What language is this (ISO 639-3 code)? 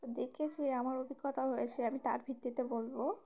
ben